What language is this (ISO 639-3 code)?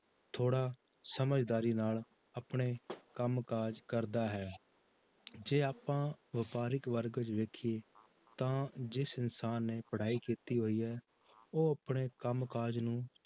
pan